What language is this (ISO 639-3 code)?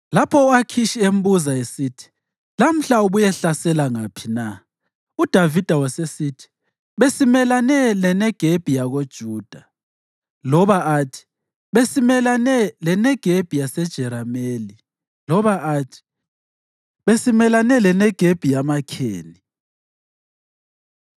nde